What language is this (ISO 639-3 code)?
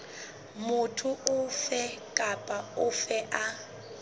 sot